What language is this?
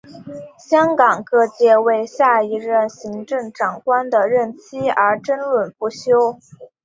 Chinese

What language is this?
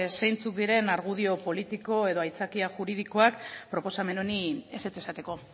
Basque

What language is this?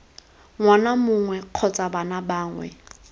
Tswana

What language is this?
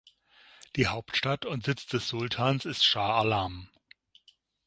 German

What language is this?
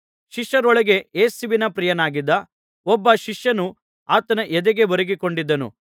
Kannada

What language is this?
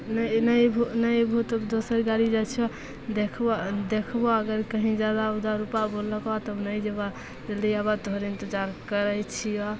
Maithili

